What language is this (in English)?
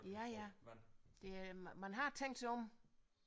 Danish